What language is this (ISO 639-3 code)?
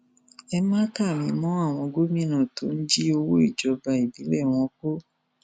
yor